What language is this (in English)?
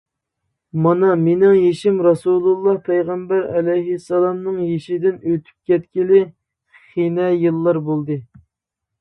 Uyghur